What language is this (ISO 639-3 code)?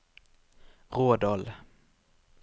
nor